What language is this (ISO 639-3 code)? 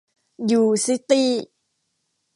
tha